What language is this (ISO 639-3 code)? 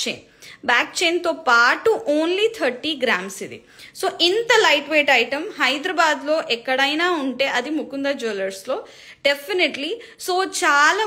tel